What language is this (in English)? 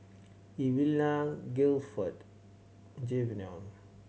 English